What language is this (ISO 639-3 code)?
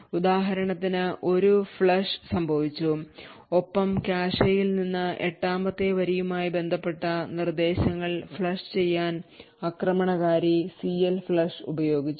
mal